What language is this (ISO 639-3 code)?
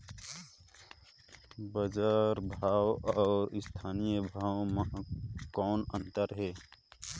hne